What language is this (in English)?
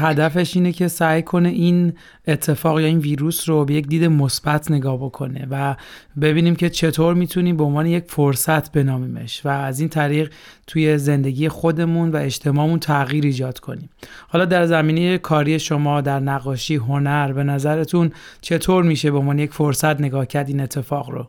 Persian